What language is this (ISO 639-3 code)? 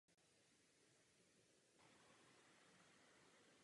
ces